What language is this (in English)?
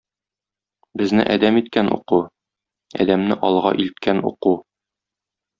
Tatar